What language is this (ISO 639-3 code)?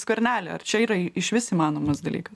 lit